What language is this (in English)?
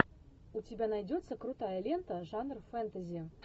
Russian